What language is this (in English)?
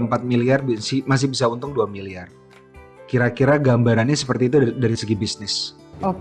Indonesian